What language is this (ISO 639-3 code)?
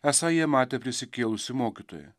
lit